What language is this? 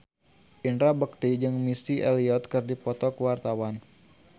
Sundanese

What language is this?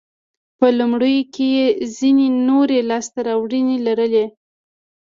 Pashto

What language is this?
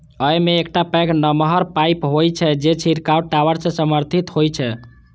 Maithili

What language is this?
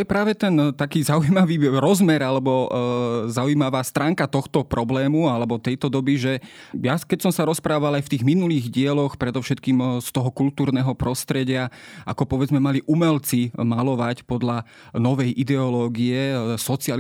Slovak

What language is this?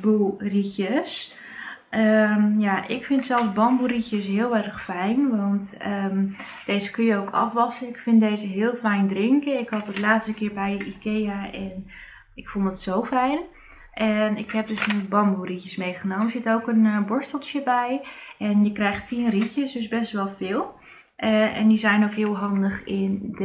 Dutch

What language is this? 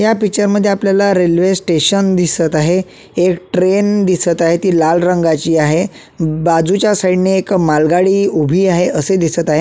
Marathi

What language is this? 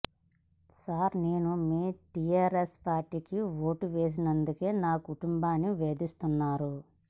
Telugu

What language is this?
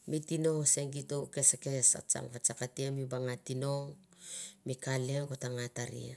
Mandara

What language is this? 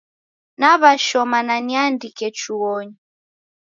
Taita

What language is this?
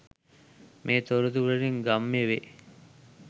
Sinhala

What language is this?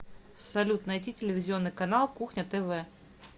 Russian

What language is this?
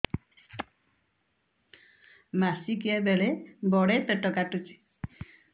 Odia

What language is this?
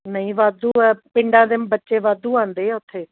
Punjabi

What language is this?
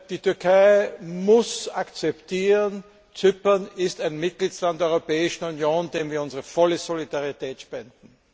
German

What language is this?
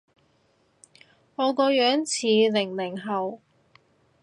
Cantonese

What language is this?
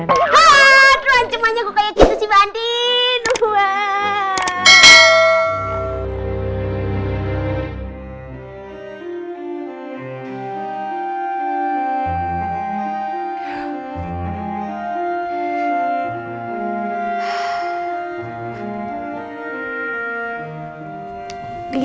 Indonesian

